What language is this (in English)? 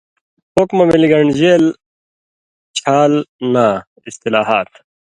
Indus Kohistani